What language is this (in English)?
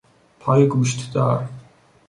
Persian